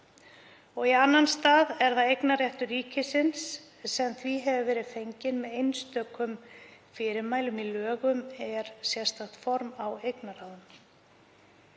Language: Icelandic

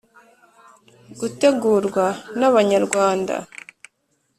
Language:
Kinyarwanda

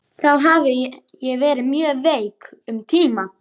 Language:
Icelandic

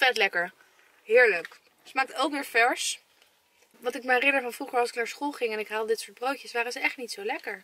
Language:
Dutch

